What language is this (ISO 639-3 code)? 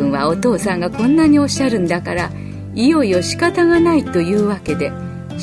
jpn